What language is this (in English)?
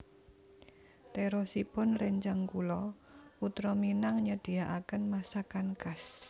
Javanese